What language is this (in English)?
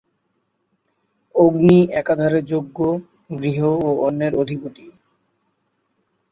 Bangla